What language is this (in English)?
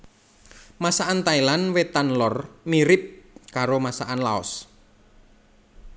Javanese